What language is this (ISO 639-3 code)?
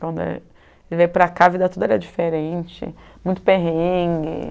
por